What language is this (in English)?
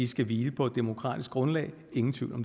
Danish